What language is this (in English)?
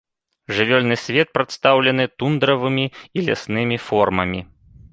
Belarusian